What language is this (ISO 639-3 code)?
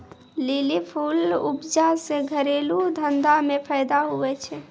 mai